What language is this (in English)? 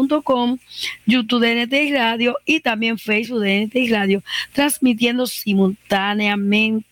Spanish